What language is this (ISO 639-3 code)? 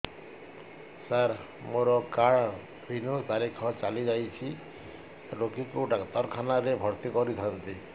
ori